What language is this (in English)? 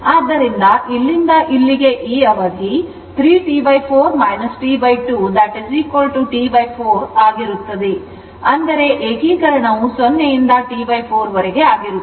Kannada